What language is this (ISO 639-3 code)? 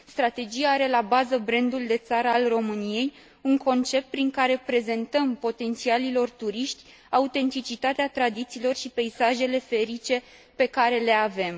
ron